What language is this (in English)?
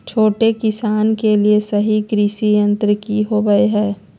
Magahi